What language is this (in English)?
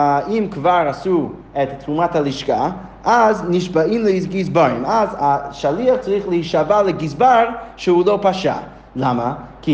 Hebrew